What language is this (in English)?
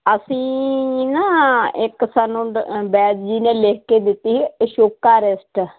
Punjabi